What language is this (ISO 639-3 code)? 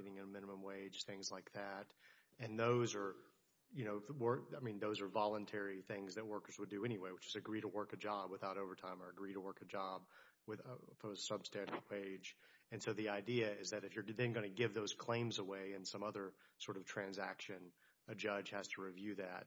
eng